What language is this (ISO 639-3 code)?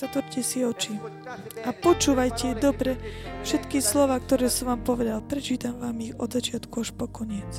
slk